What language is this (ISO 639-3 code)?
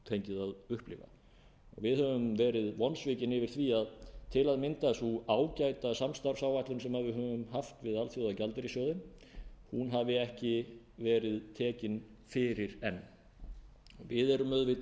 isl